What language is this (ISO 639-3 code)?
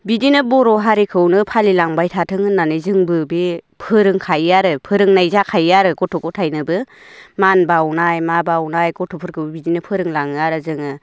brx